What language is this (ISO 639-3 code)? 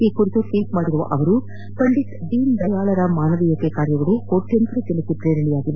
kan